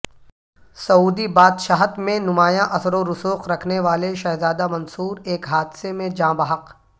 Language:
Urdu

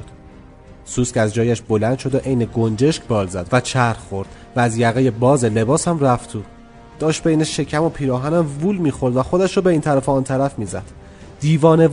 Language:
Persian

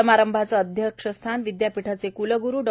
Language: Marathi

